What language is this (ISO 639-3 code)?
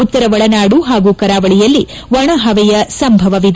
kan